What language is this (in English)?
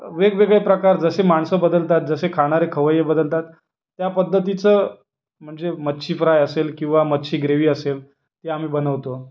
Marathi